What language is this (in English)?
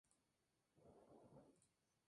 Spanish